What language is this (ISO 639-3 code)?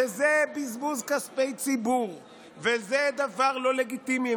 heb